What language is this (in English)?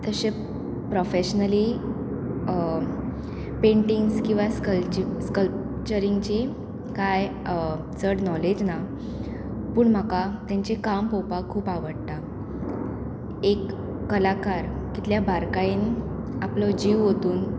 Konkani